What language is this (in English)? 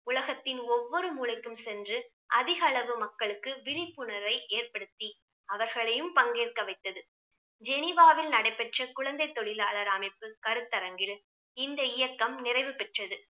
Tamil